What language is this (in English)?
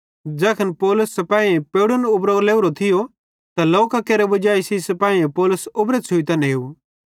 Bhadrawahi